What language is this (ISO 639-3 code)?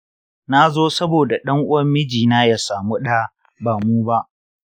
hau